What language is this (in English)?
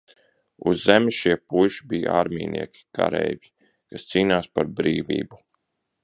Latvian